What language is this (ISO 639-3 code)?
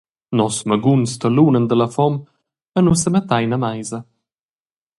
roh